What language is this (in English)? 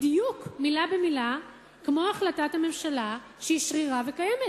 Hebrew